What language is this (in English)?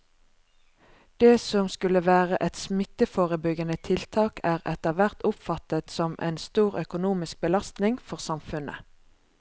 Norwegian